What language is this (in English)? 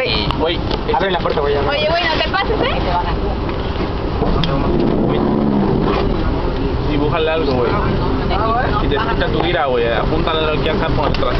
Spanish